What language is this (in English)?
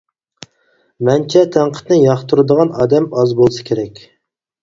Uyghur